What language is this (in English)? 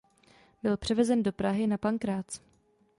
Czech